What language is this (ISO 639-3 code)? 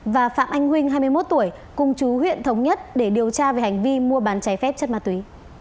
vie